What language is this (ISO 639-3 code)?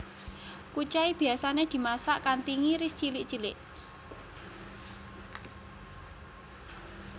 jav